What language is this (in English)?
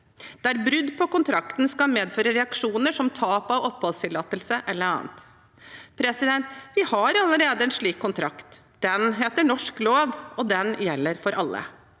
Norwegian